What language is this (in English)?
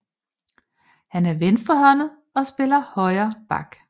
Danish